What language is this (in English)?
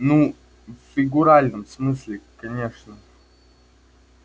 Russian